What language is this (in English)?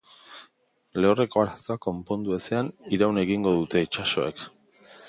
Basque